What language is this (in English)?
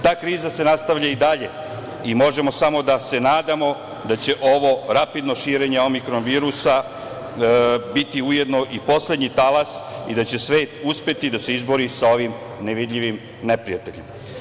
Serbian